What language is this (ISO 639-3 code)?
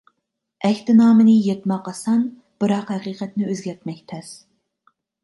uig